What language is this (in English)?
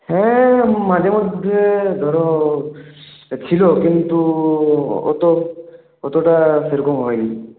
Bangla